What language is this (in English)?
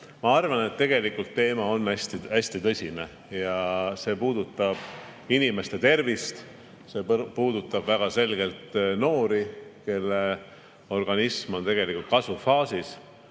Estonian